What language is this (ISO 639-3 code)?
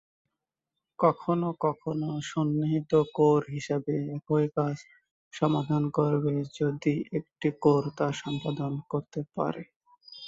ben